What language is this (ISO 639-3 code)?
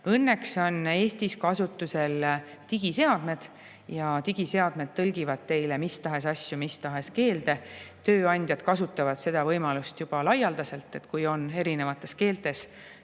est